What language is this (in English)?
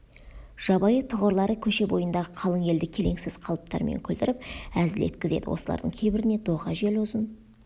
Kazakh